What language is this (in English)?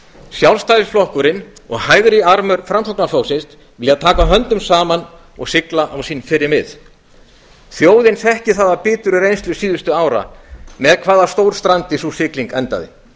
Icelandic